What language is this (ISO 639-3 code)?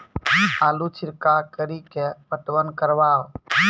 mai